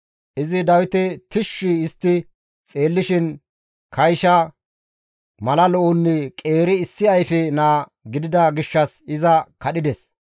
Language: Gamo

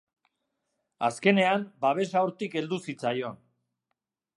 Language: Basque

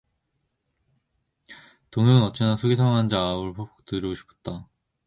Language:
Korean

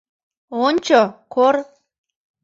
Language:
Mari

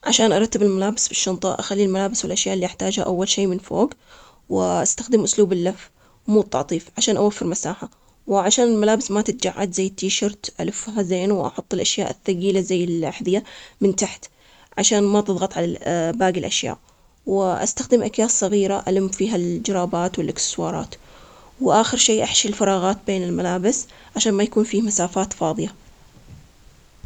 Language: Omani Arabic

